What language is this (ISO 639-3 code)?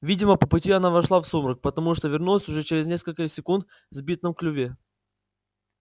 rus